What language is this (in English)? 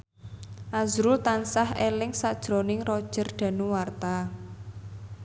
Javanese